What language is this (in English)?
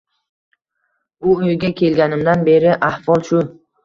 Uzbek